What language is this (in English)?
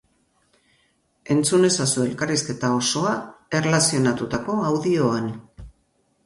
Basque